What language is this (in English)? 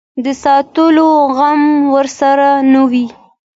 Pashto